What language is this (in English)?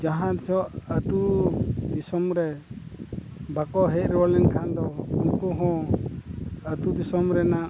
Santali